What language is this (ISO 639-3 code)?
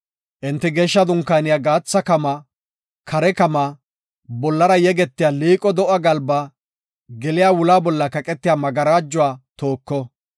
gof